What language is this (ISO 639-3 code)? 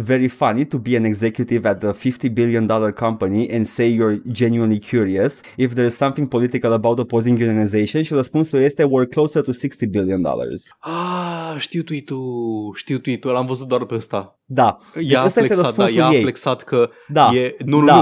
ron